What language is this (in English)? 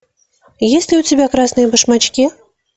Russian